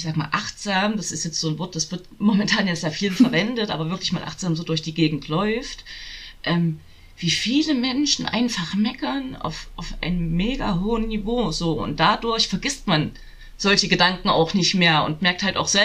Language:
German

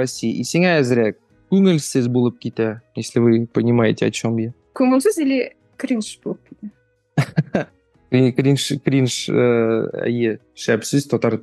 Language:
Russian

